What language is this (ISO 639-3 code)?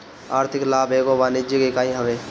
bho